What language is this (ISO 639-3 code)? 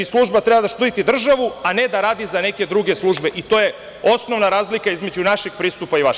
srp